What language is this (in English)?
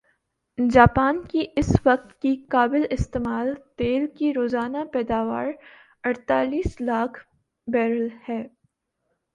Urdu